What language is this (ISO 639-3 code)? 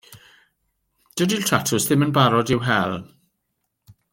cym